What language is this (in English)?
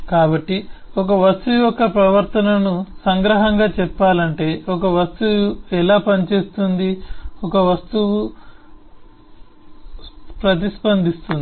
Telugu